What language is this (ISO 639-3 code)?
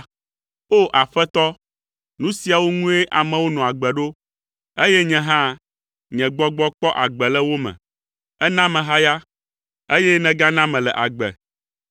ewe